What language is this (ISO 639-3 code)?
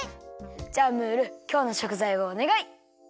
jpn